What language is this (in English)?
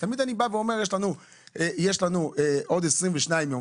Hebrew